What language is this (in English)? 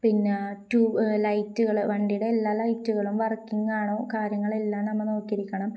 Malayalam